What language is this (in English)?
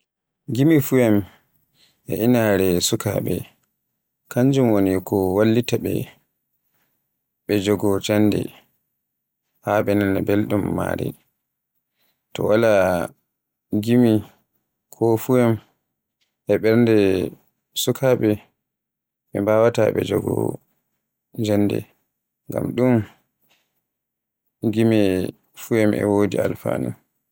Borgu Fulfulde